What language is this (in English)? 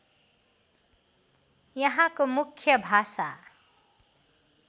Nepali